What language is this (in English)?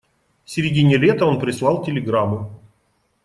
Russian